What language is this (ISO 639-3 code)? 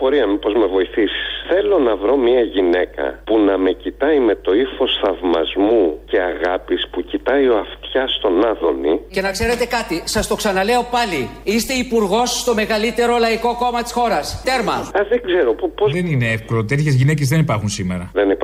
ell